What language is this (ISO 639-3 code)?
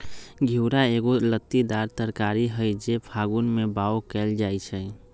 mag